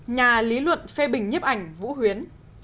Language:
Vietnamese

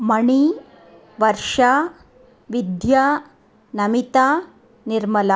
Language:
Sanskrit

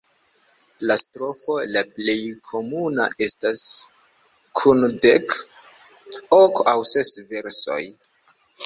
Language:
Esperanto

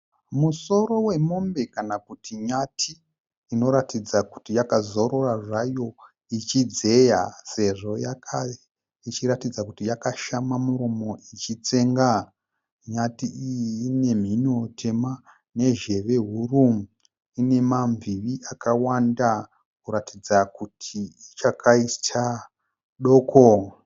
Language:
Shona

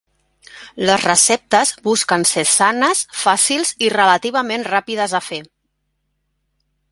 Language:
Catalan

